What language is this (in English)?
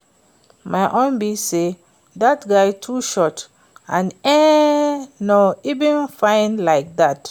Nigerian Pidgin